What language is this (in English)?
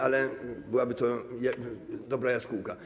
Polish